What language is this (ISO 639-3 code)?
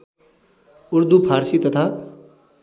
nep